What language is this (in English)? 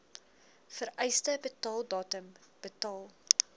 Afrikaans